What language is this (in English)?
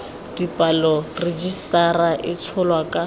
Tswana